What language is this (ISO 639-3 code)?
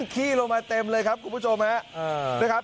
tha